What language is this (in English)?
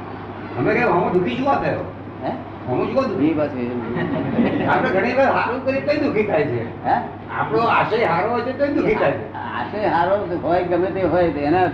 Gujarati